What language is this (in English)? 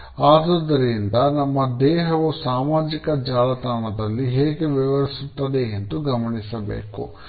Kannada